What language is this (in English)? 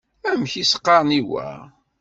Kabyle